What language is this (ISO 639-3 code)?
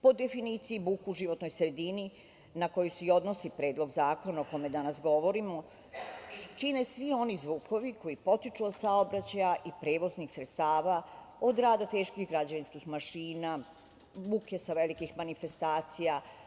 srp